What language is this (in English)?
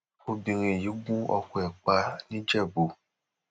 Yoruba